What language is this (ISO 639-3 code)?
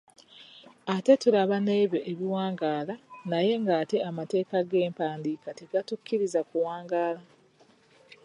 lug